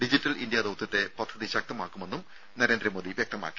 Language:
Malayalam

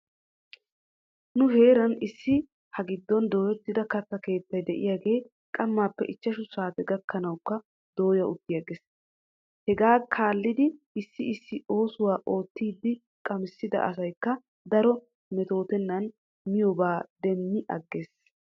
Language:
Wolaytta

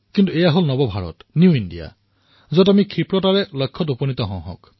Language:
Assamese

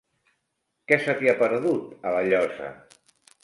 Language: Catalan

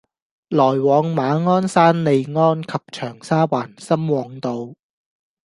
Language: Cantonese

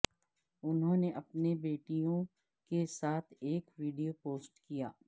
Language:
Urdu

